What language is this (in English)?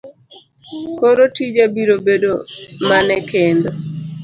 Luo (Kenya and Tanzania)